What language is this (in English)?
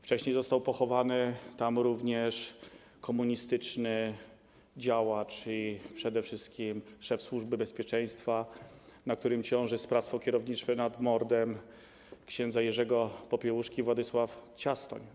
Polish